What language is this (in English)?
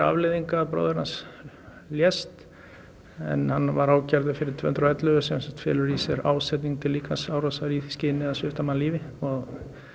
Icelandic